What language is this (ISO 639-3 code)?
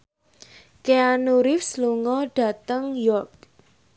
jav